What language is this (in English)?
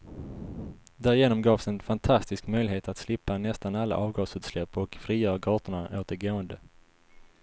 Swedish